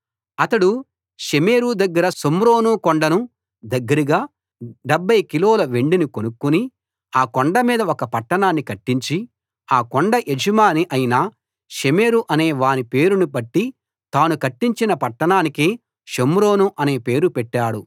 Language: Telugu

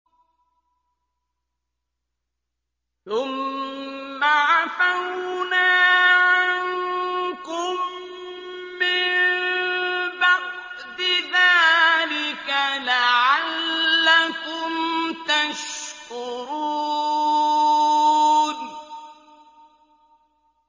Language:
Arabic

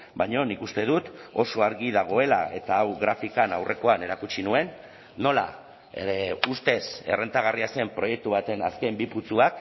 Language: Basque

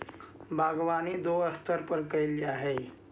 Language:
Magahi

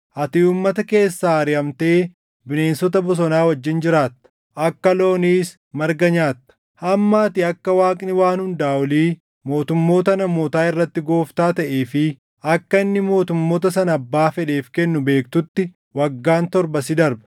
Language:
Oromo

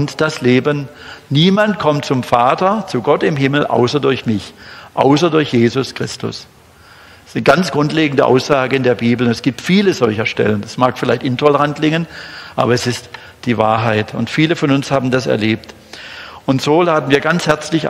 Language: German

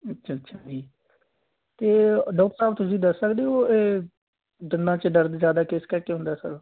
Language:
Punjabi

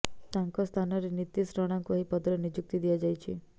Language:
Odia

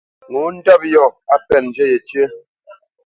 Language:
Bamenyam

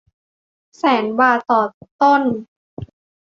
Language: Thai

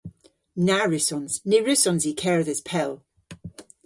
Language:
Cornish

